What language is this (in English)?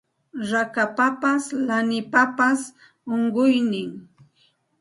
Santa Ana de Tusi Pasco Quechua